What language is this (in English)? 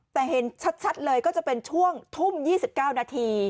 Thai